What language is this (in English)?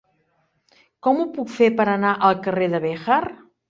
Catalan